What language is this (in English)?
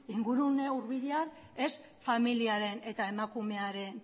Basque